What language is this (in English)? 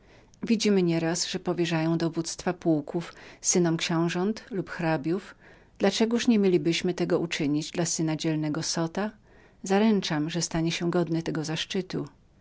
Polish